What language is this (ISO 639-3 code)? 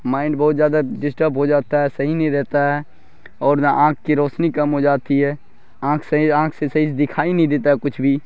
urd